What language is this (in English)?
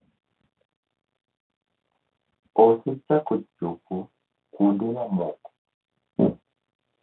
Luo (Kenya and Tanzania)